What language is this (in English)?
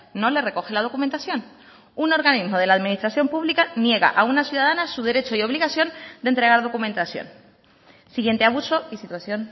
Spanish